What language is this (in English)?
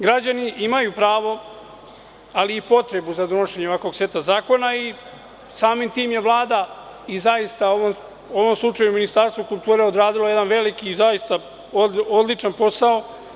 Serbian